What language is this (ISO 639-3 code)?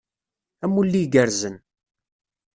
kab